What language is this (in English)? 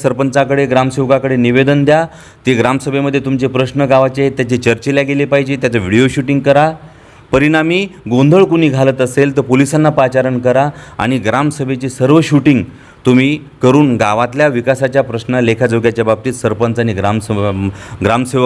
Marathi